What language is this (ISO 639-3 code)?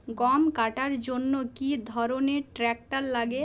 ben